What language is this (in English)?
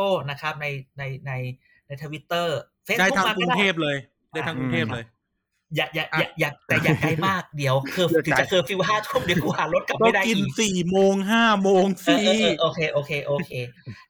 Thai